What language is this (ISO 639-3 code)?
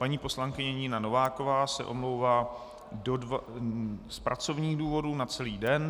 ces